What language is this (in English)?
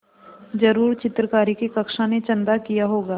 Hindi